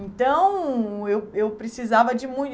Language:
Portuguese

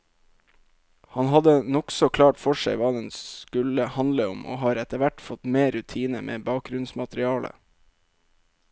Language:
Norwegian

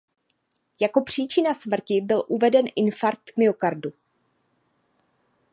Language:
Czech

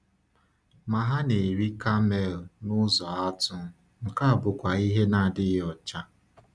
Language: Igbo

